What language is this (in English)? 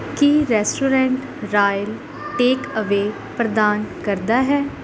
Punjabi